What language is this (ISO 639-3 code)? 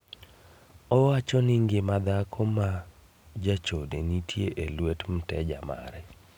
luo